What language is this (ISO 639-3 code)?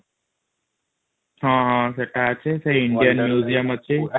ori